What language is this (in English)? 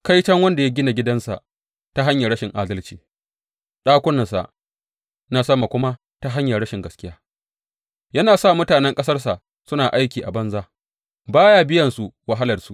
Hausa